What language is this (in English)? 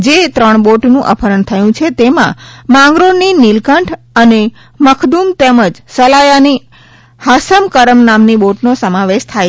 Gujarati